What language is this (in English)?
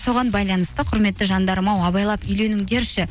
Kazakh